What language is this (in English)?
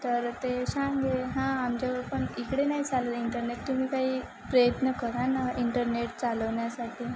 Marathi